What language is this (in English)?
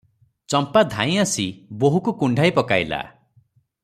Odia